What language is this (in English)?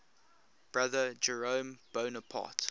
English